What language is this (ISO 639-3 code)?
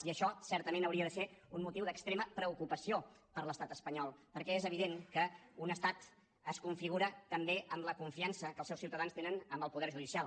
cat